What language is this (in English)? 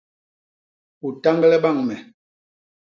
Basaa